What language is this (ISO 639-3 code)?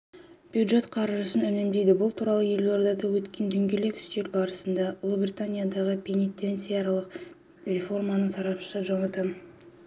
kaz